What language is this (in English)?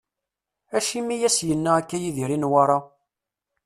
Kabyle